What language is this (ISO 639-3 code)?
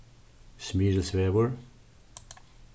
fao